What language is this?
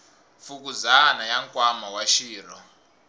Tsonga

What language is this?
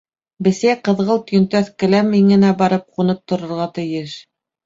Bashkir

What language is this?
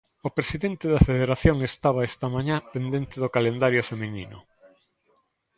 Galician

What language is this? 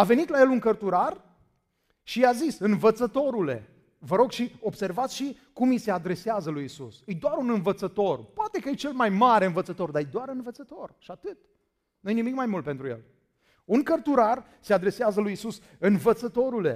Romanian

